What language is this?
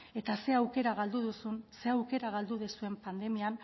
Basque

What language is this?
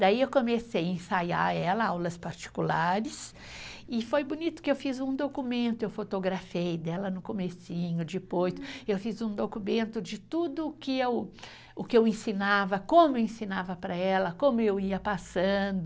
Portuguese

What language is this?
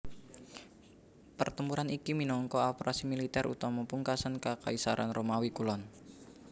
Javanese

